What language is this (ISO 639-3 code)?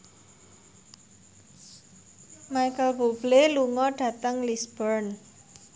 jav